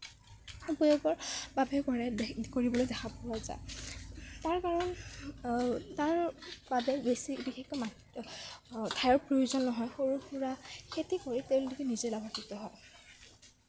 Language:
Assamese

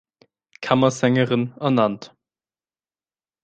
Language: German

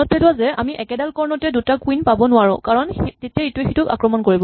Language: Assamese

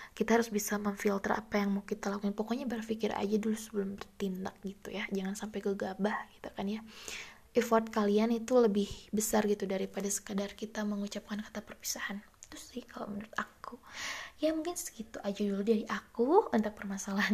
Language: Indonesian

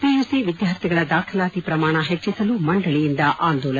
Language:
Kannada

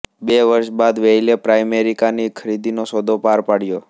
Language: Gujarati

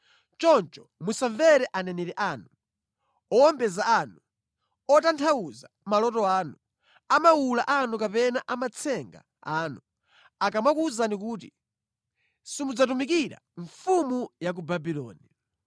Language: Nyanja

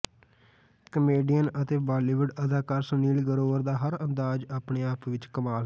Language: Punjabi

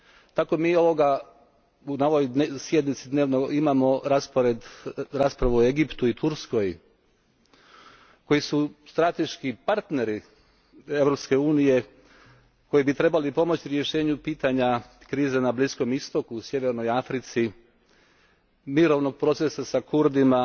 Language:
Croatian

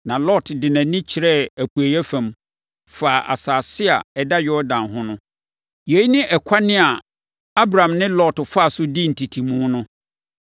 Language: Akan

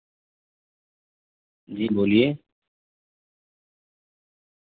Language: Urdu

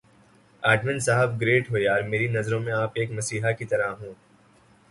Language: Urdu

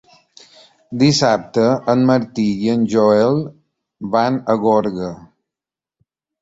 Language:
Catalan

